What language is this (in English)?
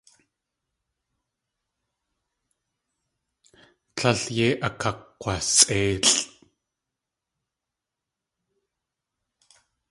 Tlingit